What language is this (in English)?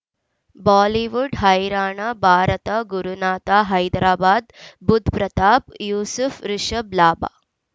Kannada